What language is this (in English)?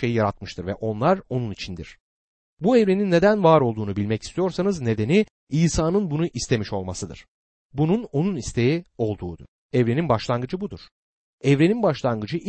Turkish